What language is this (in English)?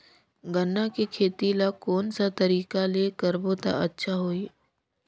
Chhattisgarhi